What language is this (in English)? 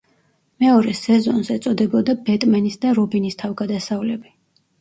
Georgian